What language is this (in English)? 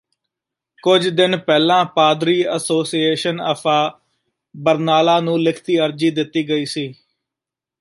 Punjabi